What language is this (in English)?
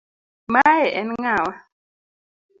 Luo (Kenya and Tanzania)